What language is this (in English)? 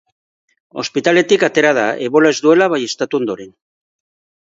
Basque